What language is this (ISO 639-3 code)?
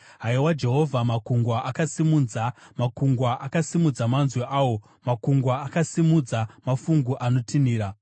sna